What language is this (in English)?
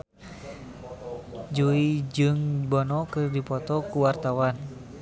Sundanese